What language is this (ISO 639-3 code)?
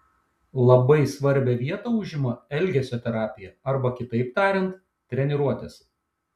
lit